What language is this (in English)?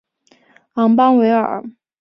Chinese